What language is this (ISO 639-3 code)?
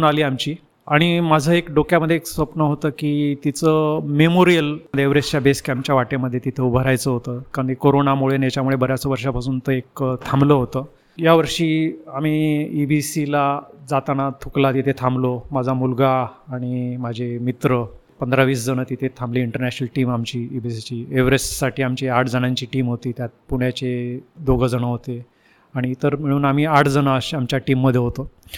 mar